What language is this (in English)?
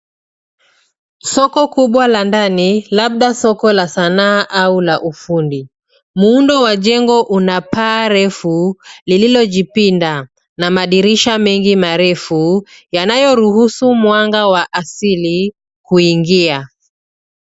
Swahili